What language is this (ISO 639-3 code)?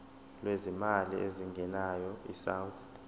zul